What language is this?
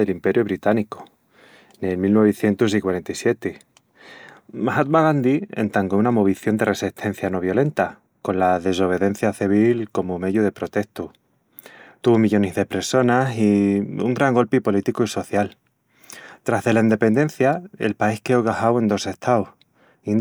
Extremaduran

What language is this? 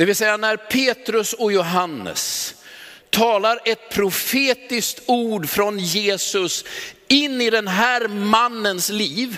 Swedish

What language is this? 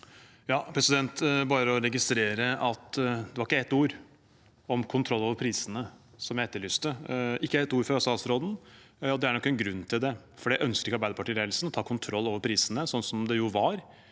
Norwegian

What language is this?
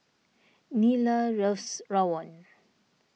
English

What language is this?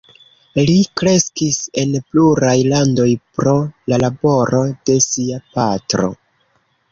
Esperanto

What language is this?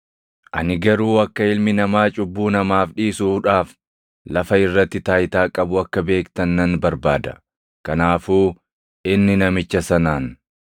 Oromo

